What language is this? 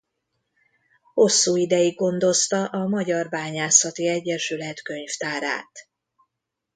Hungarian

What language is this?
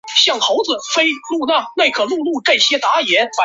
Chinese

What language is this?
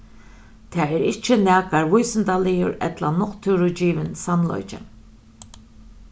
Faroese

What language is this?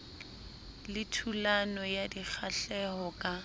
Southern Sotho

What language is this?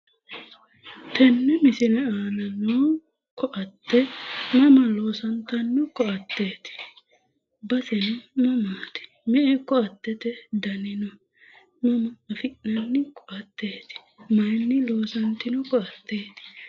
Sidamo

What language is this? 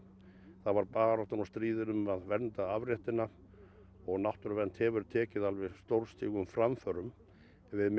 Icelandic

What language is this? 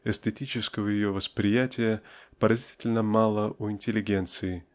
Russian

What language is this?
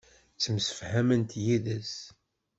Kabyle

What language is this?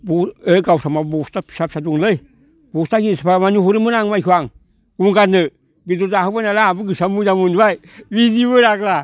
Bodo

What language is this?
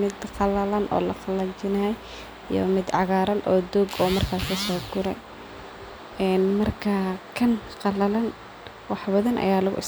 Somali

